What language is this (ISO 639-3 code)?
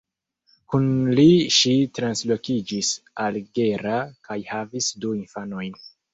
epo